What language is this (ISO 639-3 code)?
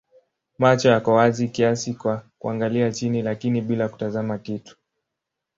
swa